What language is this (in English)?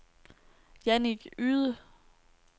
Danish